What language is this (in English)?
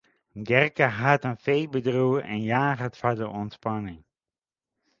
Western Frisian